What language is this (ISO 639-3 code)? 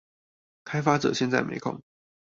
zho